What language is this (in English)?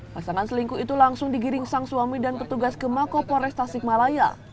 Indonesian